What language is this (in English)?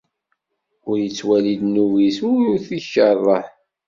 Kabyle